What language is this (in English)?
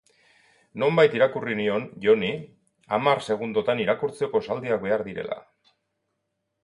Basque